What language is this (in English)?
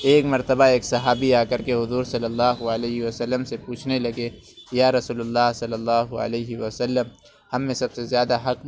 Urdu